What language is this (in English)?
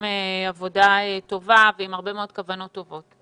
Hebrew